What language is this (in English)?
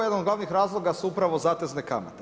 Croatian